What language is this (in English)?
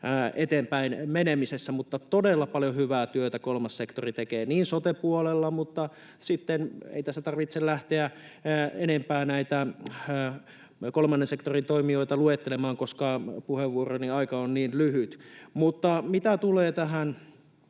Finnish